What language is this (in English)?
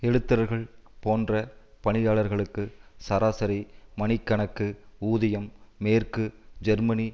Tamil